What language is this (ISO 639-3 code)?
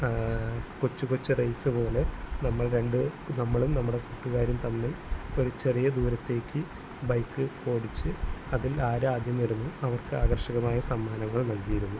mal